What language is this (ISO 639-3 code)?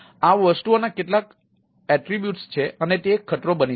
guj